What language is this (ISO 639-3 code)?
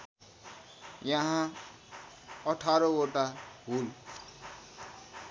nep